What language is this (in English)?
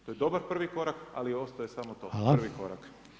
Croatian